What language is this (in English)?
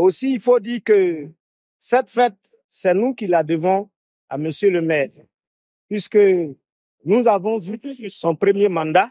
French